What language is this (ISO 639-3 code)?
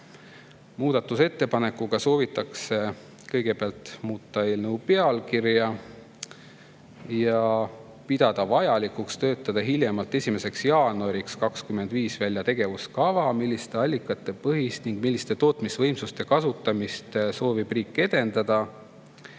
est